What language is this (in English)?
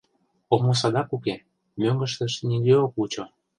Mari